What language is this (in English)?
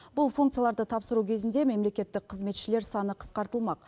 Kazakh